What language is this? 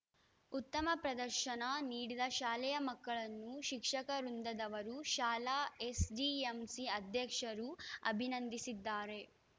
Kannada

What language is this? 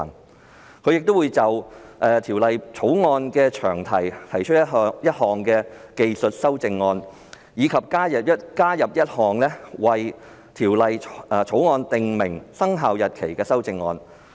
Cantonese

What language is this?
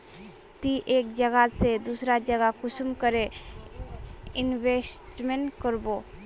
Magahi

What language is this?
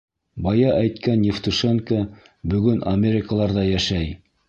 Bashkir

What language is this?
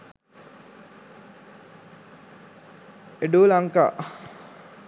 Sinhala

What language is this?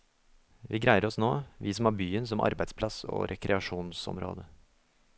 Norwegian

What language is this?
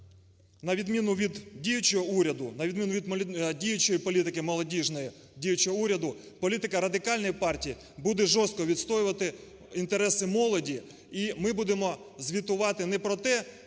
Ukrainian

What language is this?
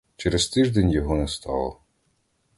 Ukrainian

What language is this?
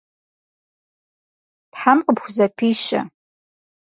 Kabardian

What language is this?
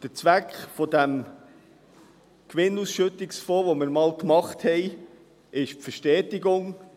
Swiss German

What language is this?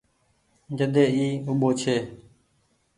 Goaria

